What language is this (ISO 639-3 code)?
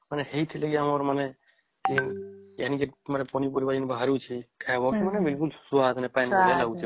ori